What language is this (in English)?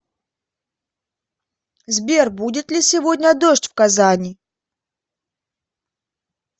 Russian